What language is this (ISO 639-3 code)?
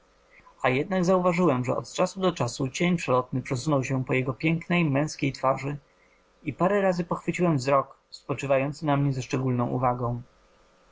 pol